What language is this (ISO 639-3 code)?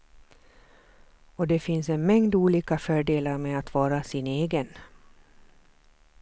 swe